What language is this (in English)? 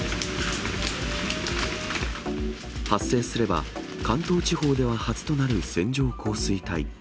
Japanese